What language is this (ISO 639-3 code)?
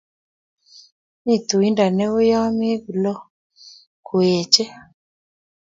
kln